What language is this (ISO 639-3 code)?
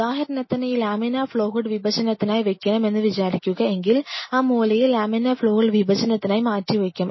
mal